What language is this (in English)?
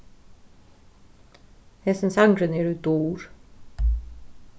Faroese